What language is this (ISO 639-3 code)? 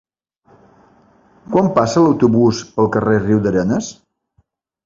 cat